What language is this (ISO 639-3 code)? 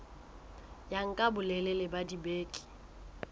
sot